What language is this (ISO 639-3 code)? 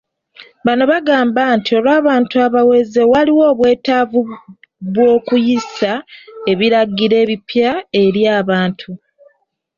lug